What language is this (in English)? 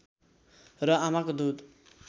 Nepali